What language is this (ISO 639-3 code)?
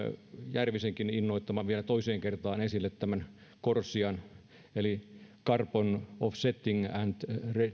fin